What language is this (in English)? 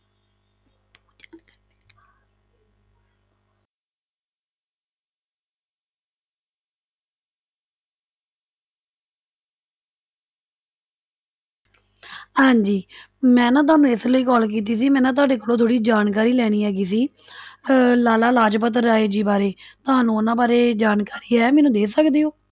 Punjabi